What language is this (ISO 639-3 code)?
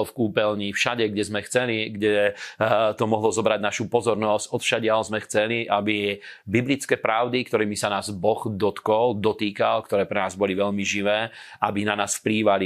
slk